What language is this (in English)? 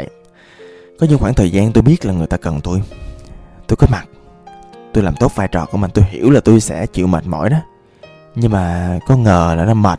Vietnamese